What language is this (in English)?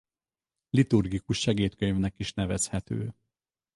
Hungarian